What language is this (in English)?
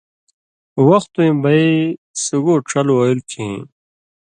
Indus Kohistani